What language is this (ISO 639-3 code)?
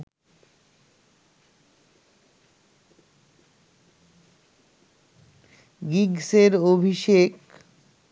ben